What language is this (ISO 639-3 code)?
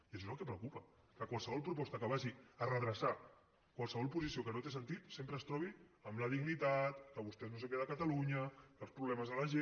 cat